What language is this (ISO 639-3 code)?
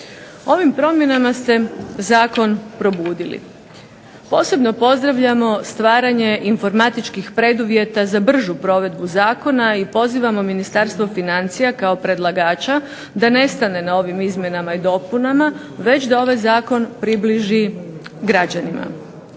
hrv